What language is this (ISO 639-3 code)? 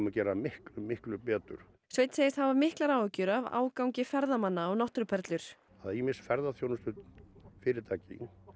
isl